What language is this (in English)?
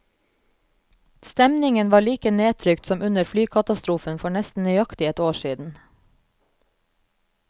Norwegian